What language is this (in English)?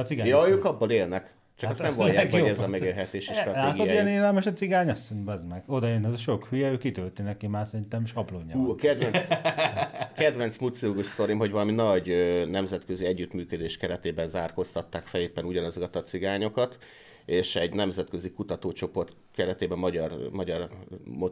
Hungarian